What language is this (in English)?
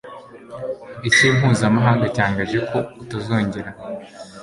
Kinyarwanda